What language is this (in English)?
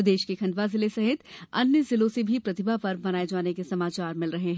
Hindi